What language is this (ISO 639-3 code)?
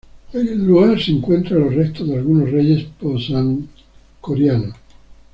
spa